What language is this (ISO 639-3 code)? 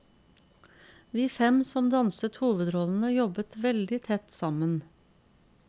nor